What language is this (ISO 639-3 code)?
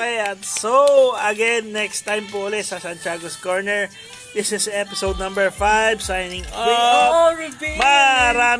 fil